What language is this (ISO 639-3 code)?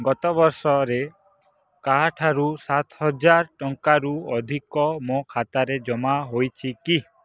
ori